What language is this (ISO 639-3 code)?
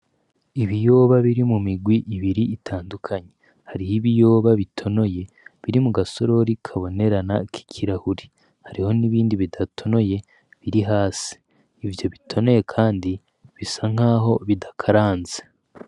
run